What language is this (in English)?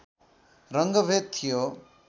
Nepali